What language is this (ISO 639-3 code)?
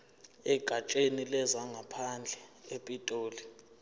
zul